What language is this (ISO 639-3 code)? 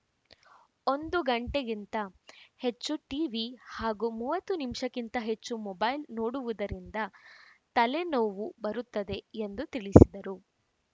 kan